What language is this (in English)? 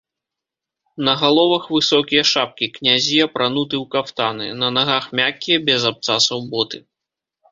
Belarusian